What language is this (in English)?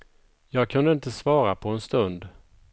Swedish